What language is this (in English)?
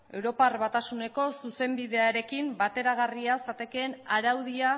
Basque